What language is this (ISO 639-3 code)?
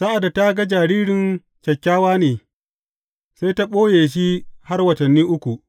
hau